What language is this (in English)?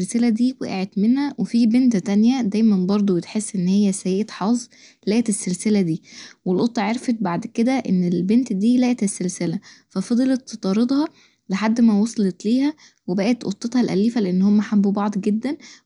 Egyptian Arabic